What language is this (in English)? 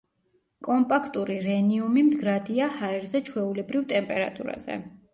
Georgian